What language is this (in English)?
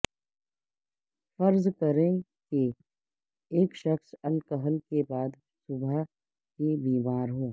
Urdu